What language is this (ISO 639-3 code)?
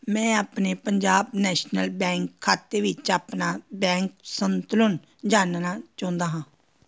pan